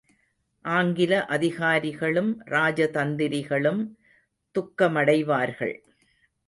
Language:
Tamil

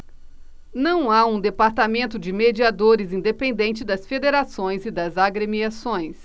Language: Portuguese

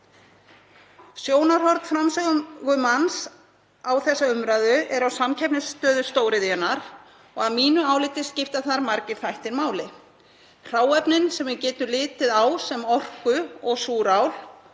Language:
Icelandic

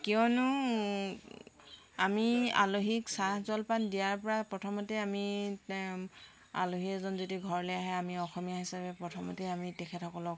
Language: Assamese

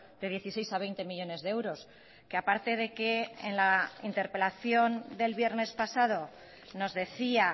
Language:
Spanish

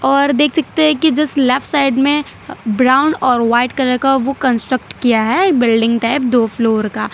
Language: Hindi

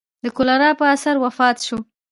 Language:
Pashto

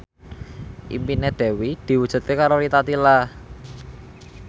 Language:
Javanese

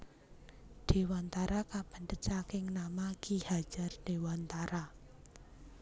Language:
Javanese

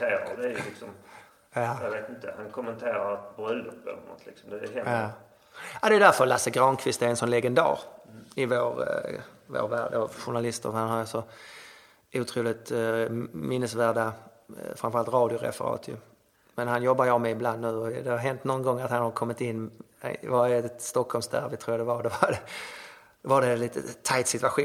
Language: Swedish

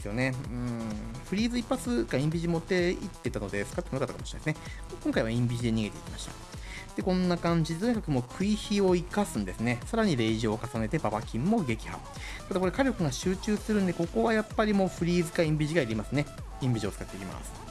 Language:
Japanese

